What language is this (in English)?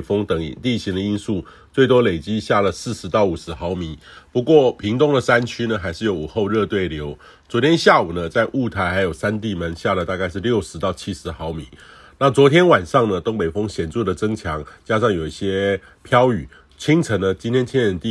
Chinese